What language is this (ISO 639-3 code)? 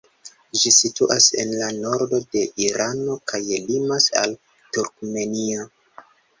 epo